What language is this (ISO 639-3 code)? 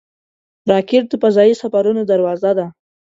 pus